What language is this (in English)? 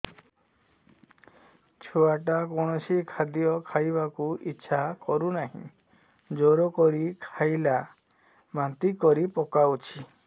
Odia